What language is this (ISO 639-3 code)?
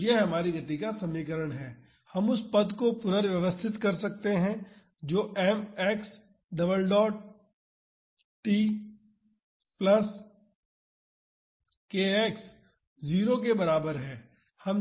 hin